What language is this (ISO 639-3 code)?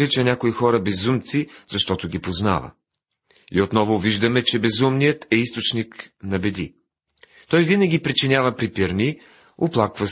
bul